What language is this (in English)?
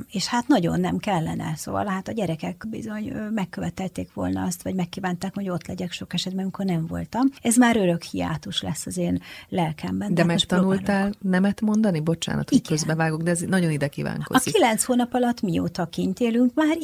Hungarian